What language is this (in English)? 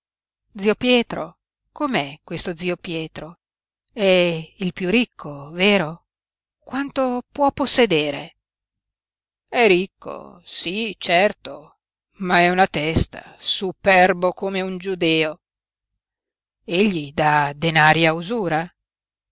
Italian